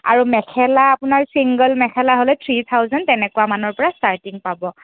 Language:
Assamese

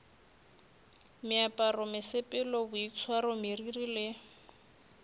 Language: Northern Sotho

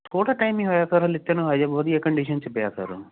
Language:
Punjabi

